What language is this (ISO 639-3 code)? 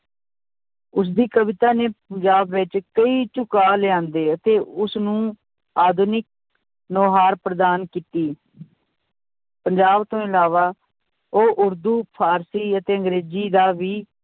pan